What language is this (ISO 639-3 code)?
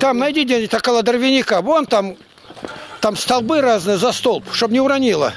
rus